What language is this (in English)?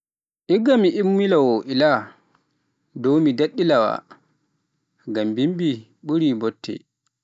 Pular